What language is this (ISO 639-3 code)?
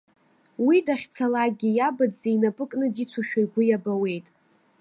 abk